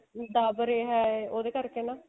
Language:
Punjabi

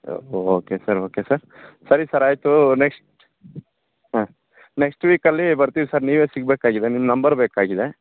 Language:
Kannada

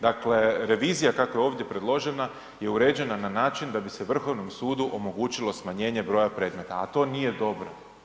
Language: Croatian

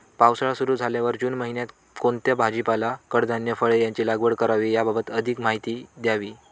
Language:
Marathi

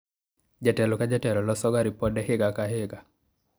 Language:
Luo (Kenya and Tanzania)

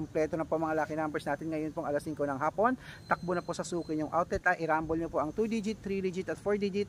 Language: Filipino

